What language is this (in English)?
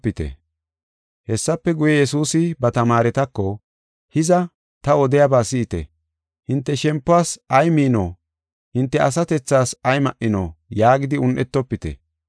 Gofa